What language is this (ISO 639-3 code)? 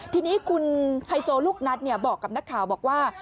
tha